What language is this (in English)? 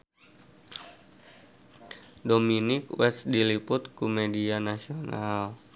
Sundanese